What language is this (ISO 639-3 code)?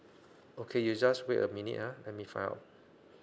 eng